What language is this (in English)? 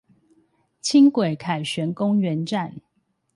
Chinese